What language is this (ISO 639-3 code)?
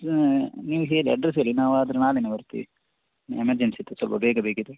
kan